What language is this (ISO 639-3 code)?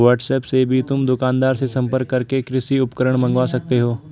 hin